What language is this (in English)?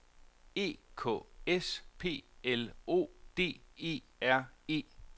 Danish